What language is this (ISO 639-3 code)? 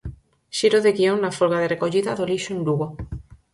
glg